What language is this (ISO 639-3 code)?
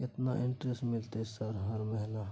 mai